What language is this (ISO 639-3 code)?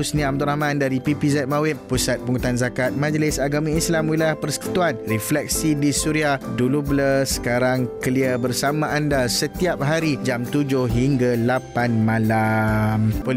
msa